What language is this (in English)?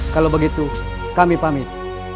Indonesian